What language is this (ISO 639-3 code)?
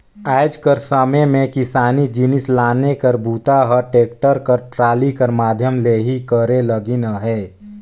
hne